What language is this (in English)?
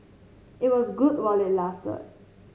English